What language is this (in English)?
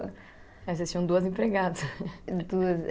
Portuguese